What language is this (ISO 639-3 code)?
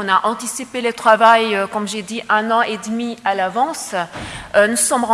fra